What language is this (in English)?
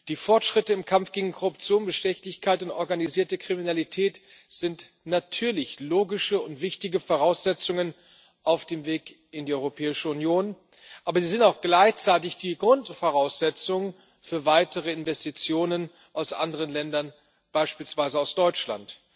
German